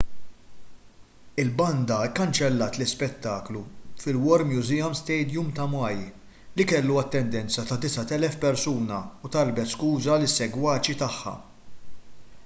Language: Maltese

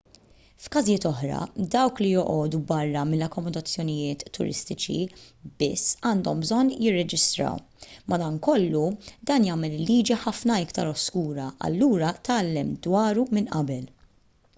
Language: Maltese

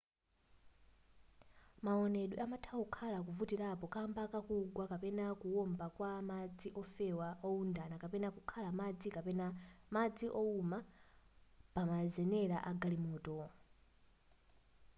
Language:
Nyanja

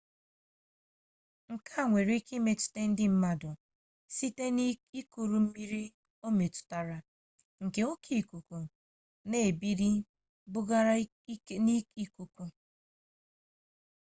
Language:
Igbo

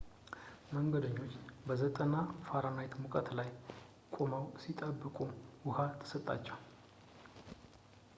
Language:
Amharic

